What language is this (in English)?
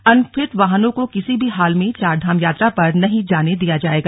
Hindi